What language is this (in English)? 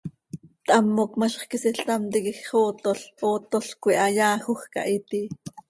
Seri